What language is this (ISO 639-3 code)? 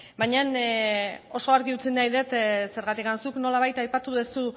eus